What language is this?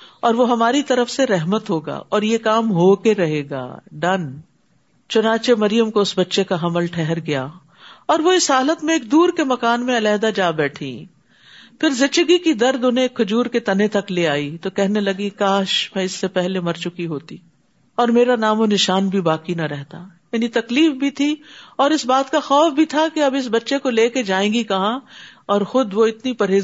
Urdu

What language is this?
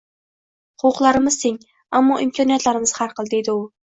Uzbek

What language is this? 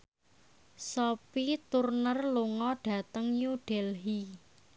Javanese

